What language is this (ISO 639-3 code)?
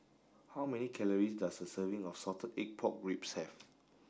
eng